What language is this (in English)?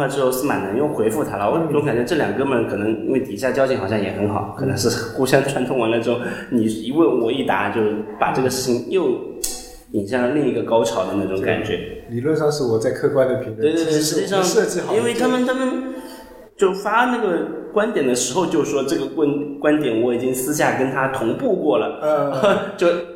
Chinese